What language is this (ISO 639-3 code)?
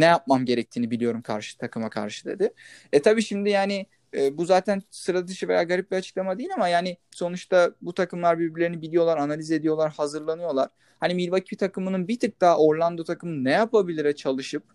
tur